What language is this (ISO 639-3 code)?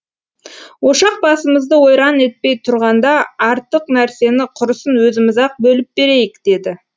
kaz